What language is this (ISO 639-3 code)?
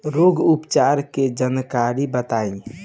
bho